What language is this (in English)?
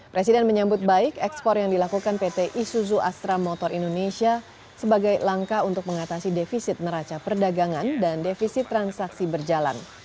Indonesian